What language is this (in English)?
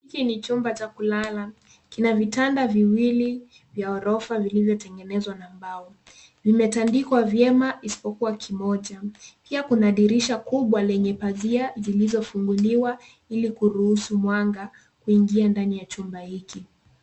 Swahili